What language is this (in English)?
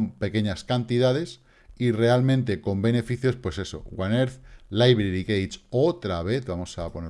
Spanish